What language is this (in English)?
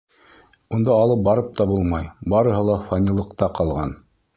Bashkir